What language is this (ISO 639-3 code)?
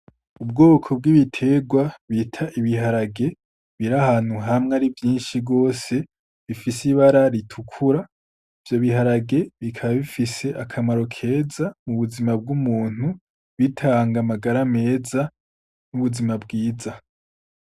run